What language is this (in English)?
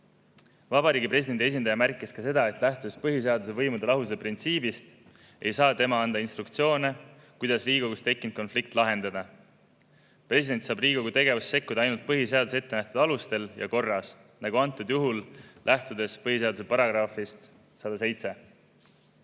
Estonian